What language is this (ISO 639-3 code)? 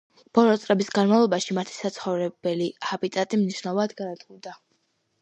kat